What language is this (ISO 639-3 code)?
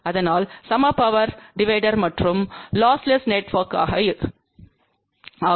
tam